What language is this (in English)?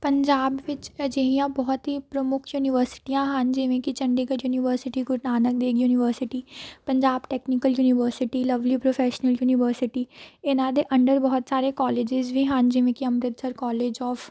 Punjabi